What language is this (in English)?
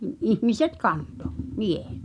Finnish